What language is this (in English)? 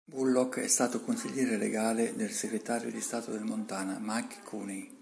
Italian